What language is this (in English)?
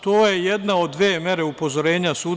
Serbian